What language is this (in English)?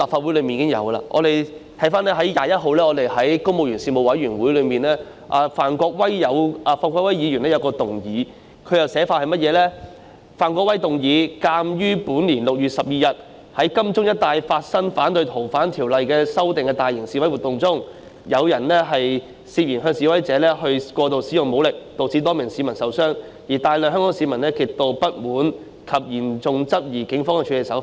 Cantonese